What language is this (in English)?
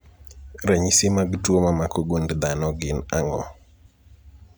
Luo (Kenya and Tanzania)